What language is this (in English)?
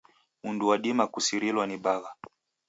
Taita